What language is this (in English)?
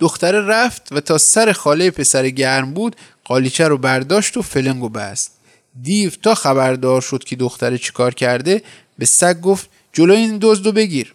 Persian